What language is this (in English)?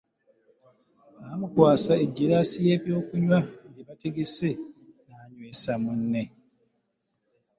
Ganda